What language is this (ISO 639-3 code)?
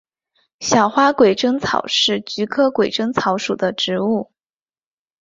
zho